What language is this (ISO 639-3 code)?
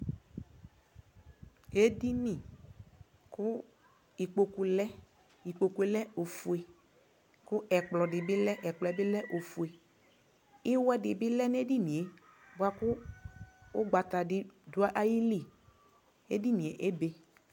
kpo